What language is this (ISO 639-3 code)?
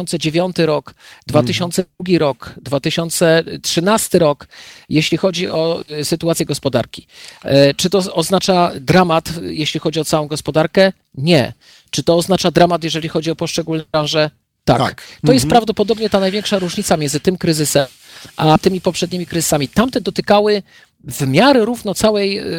pol